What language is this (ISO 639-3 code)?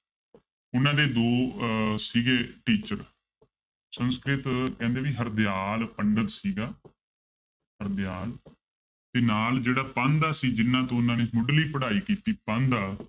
pan